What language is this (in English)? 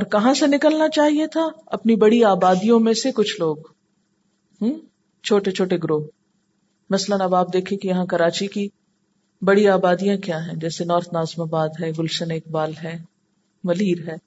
Urdu